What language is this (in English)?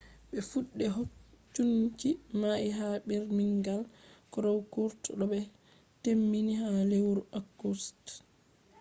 Fula